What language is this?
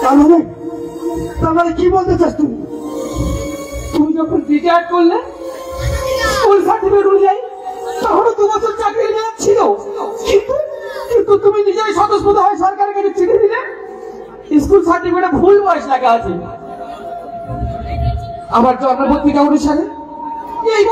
Arabic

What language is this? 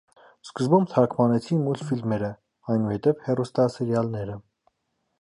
Armenian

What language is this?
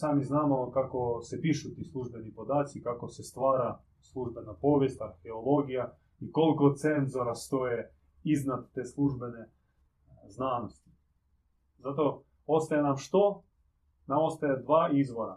Croatian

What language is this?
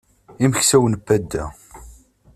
Kabyle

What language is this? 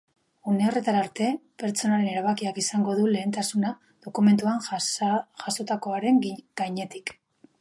Basque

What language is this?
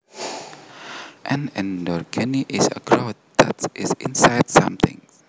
Javanese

